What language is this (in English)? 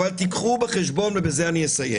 Hebrew